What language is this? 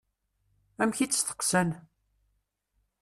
Kabyle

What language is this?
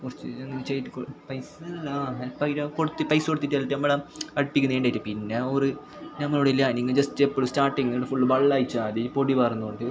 Malayalam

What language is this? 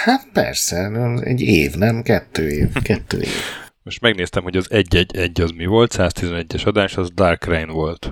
Hungarian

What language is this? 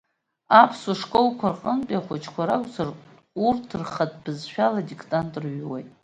Abkhazian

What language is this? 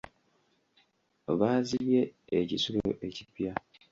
Ganda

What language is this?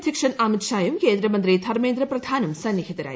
Malayalam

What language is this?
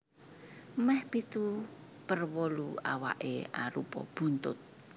Javanese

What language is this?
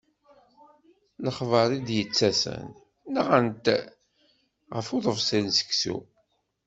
Kabyle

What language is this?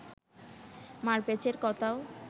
Bangla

